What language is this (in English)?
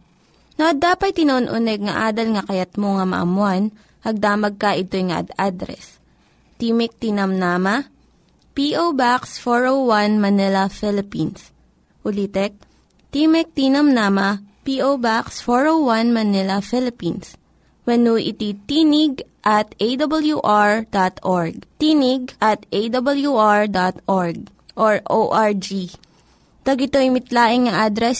Filipino